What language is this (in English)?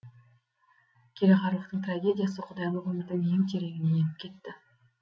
Kazakh